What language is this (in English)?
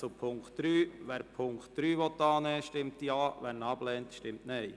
Swiss German